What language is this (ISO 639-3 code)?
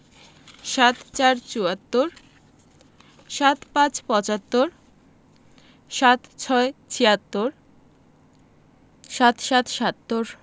ben